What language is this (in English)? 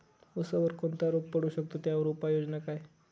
Marathi